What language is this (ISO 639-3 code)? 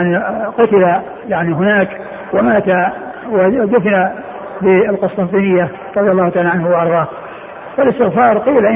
ara